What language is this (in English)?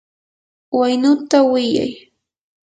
Yanahuanca Pasco Quechua